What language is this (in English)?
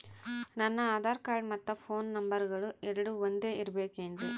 Kannada